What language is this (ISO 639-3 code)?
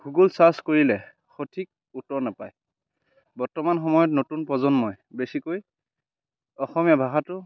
asm